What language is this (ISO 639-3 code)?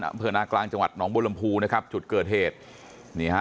tha